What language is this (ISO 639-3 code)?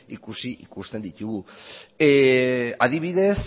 eus